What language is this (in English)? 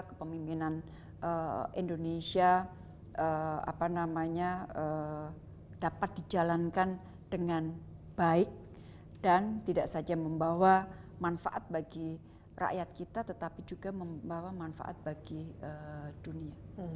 Indonesian